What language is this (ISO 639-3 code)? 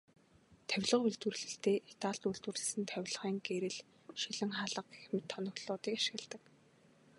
mon